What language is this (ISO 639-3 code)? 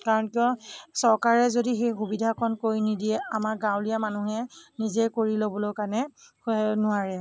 asm